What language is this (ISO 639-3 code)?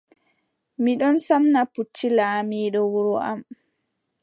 fub